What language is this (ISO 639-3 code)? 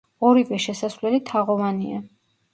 kat